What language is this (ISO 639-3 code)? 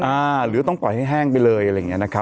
tha